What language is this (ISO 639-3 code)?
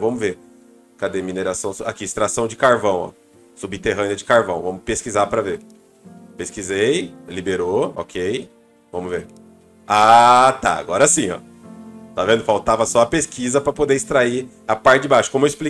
por